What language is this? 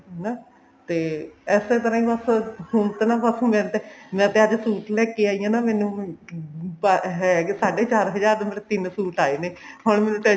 Punjabi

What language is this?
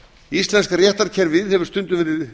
Icelandic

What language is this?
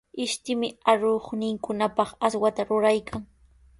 Sihuas Ancash Quechua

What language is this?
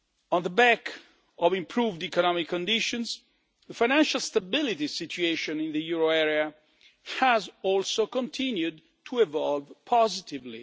English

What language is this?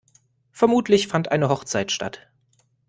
German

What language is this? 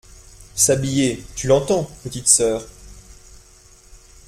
French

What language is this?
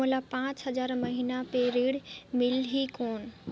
Chhattisgarhi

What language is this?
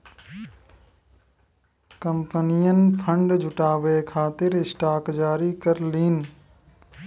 Bhojpuri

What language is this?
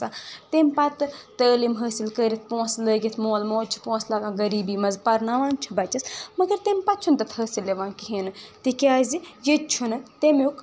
Kashmiri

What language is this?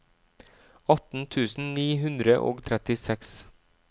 Norwegian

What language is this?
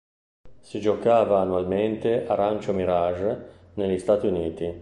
Italian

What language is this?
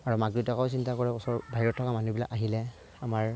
Assamese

